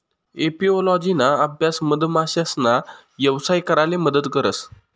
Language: Marathi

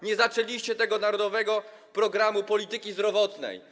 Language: Polish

